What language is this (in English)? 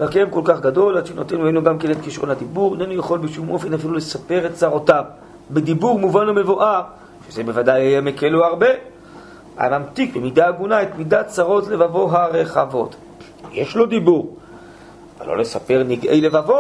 Hebrew